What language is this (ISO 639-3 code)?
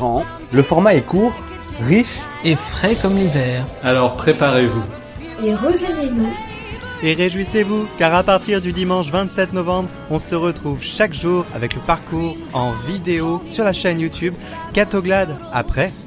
fra